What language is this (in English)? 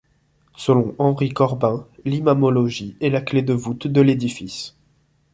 French